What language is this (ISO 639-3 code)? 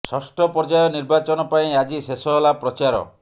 ori